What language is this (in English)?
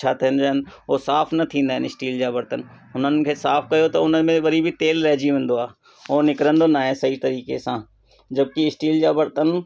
Sindhi